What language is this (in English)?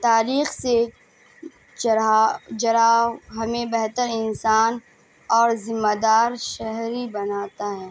Urdu